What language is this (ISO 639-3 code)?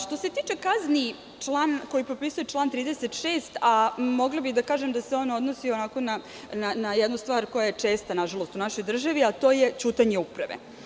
srp